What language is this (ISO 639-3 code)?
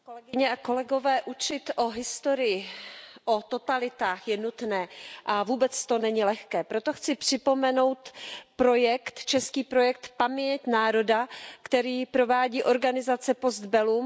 ces